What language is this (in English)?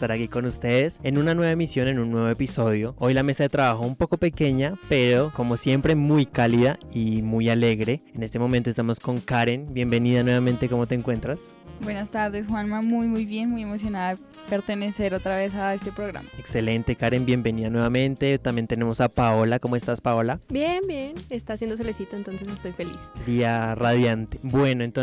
Spanish